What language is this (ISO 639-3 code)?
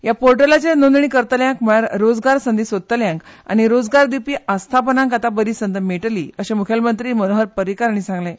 kok